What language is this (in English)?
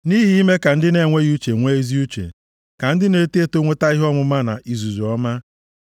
Igbo